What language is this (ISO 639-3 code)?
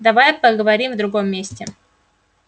rus